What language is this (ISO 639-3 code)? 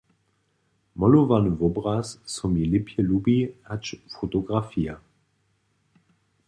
hsb